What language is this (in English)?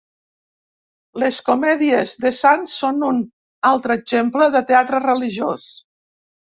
Catalan